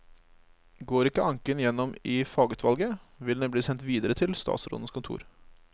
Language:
Norwegian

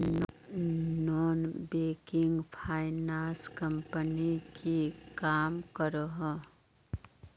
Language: Magahi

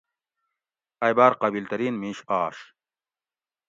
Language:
Gawri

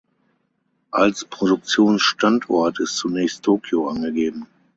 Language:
German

